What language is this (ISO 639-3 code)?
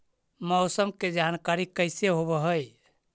mag